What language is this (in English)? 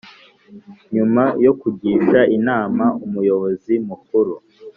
Kinyarwanda